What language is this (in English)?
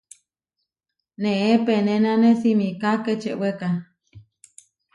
Huarijio